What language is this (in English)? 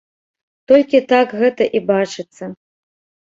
Belarusian